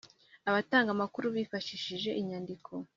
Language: Kinyarwanda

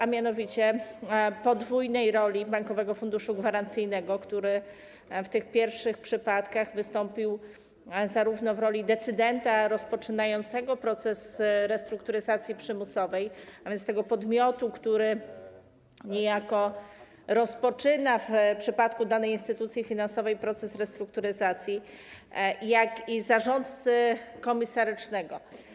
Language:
Polish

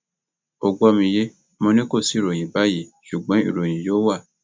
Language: Yoruba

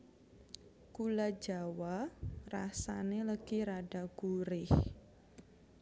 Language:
Javanese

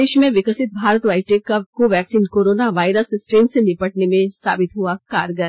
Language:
Hindi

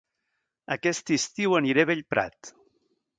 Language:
Catalan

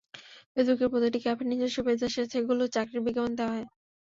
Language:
Bangla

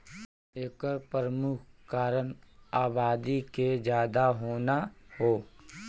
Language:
Bhojpuri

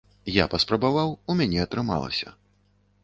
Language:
Belarusian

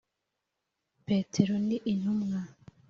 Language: Kinyarwanda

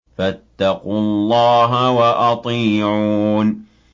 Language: Arabic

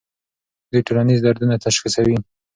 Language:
Pashto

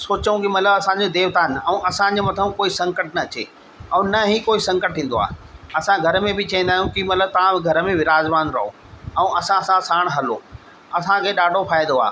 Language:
Sindhi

